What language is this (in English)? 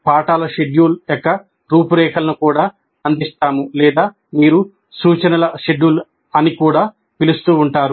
Telugu